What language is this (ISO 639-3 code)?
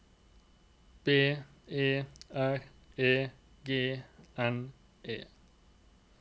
nor